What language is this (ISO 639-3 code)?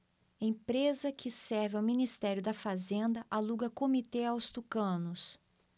por